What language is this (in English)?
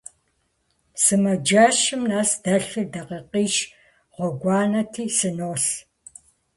Kabardian